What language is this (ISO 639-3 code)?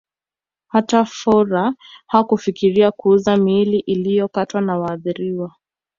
swa